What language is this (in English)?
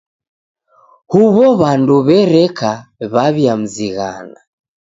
Taita